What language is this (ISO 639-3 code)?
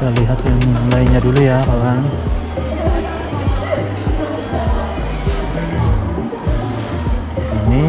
ind